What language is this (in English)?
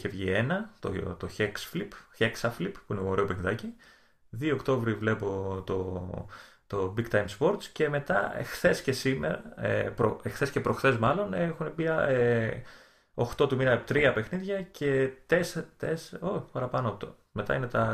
Greek